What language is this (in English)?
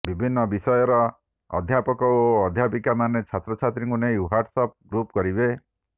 Odia